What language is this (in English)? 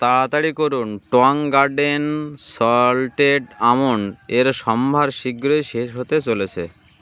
Bangla